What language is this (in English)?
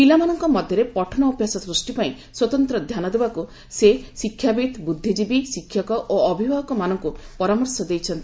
Odia